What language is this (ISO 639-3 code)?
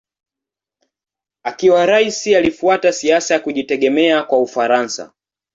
swa